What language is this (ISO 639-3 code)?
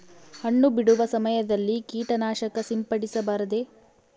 kan